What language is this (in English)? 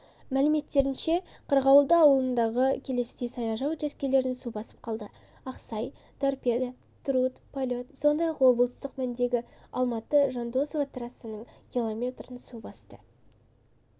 Kazakh